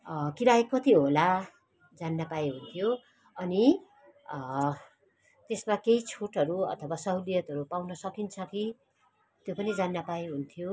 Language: Nepali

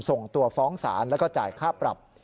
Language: Thai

